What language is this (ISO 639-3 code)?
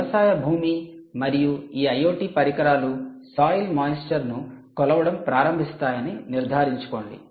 tel